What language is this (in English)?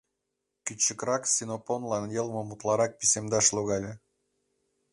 Mari